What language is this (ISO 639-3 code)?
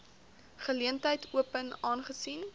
afr